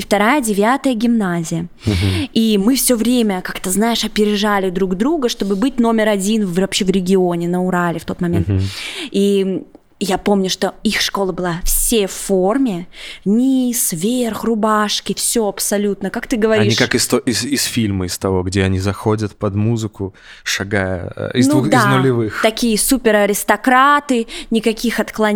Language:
Russian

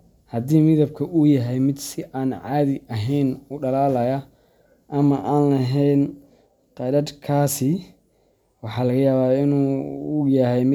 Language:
Somali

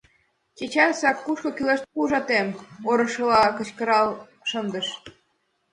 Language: Mari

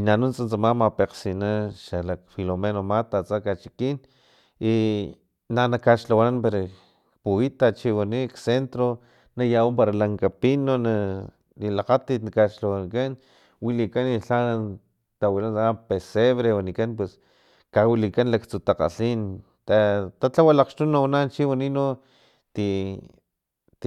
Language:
Filomena Mata-Coahuitlán Totonac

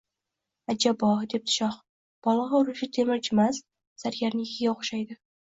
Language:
Uzbek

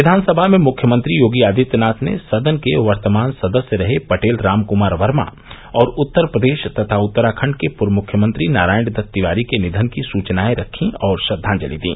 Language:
Hindi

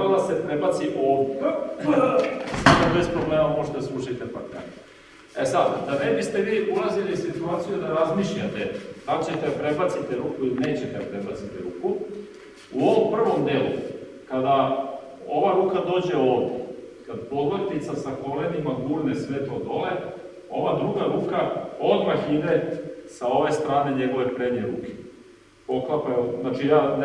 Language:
Serbian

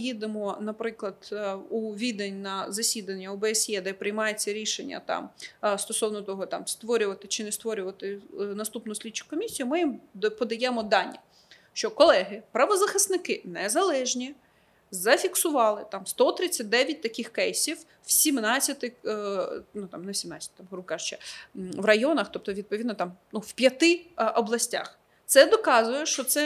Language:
Ukrainian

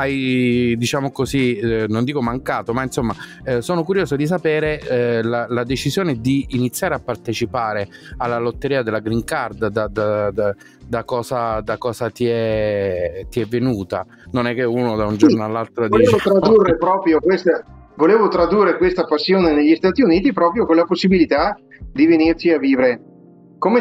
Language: Italian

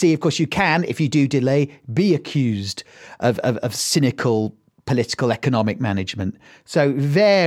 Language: English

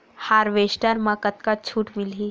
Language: Chhattisgarhi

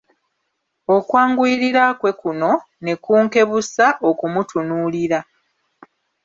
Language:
Ganda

